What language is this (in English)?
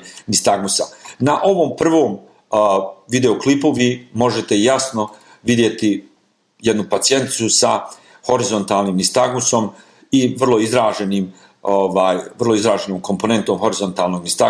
Croatian